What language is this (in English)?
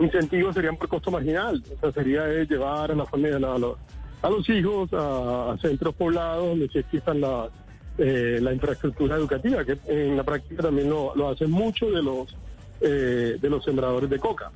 Spanish